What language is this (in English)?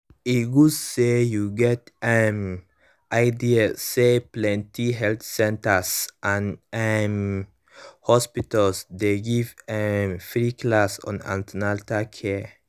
Nigerian Pidgin